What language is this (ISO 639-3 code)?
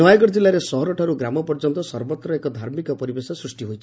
ori